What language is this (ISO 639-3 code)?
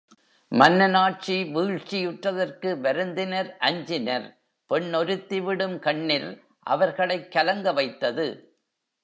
tam